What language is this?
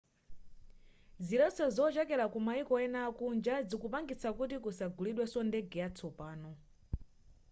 Nyanja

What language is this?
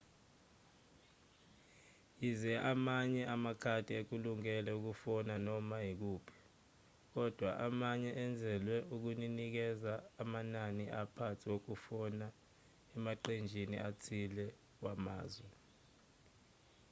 Zulu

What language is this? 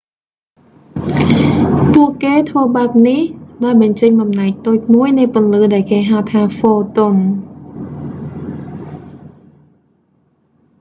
Khmer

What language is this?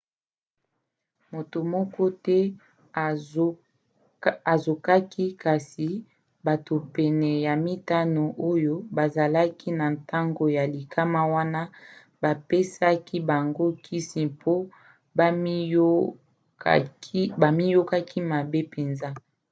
Lingala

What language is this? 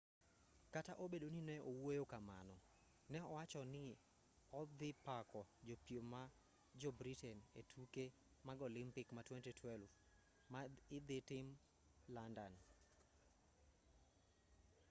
Luo (Kenya and Tanzania)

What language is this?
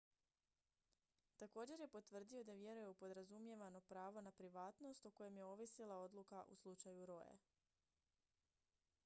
Croatian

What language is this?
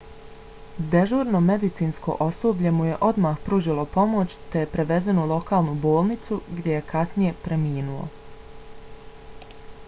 Bosnian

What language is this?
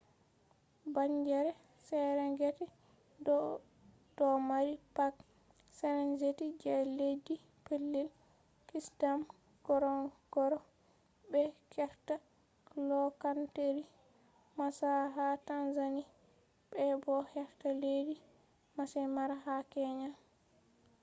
Fula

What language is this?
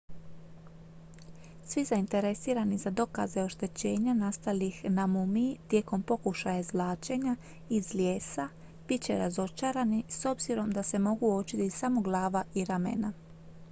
Croatian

